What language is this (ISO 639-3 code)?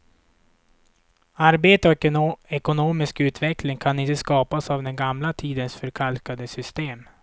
swe